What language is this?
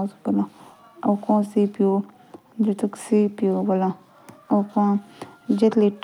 Jaunsari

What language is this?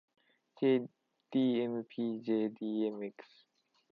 Japanese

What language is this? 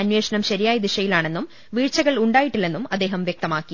Malayalam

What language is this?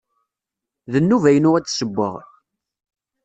Kabyle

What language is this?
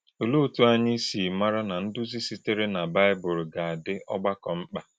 Igbo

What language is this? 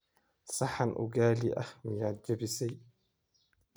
Somali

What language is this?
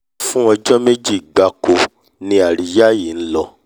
Yoruba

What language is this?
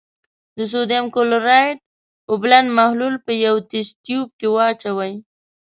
Pashto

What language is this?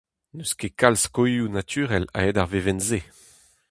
Breton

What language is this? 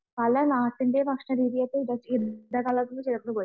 Malayalam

